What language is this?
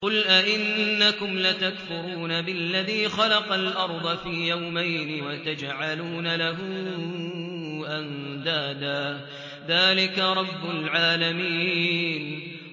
Arabic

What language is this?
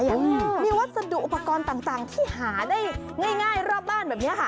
Thai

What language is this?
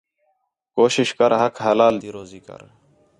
Khetrani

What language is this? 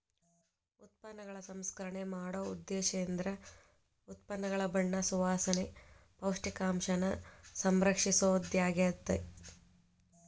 Kannada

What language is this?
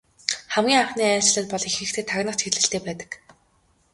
Mongolian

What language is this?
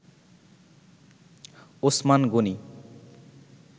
Bangla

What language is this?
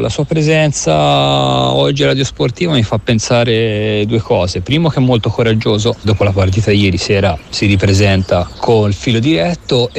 Italian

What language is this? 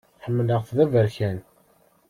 Kabyle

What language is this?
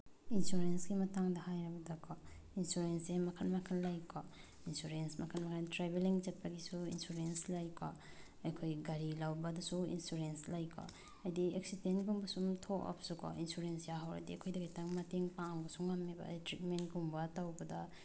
Manipuri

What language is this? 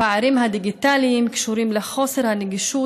Hebrew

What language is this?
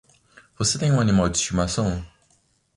Portuguese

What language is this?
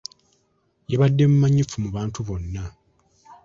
Ganda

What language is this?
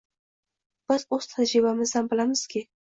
Uzbek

